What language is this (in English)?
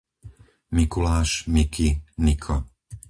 Slovak